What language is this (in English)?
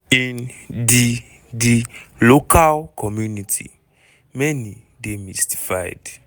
Nigerian Pidgin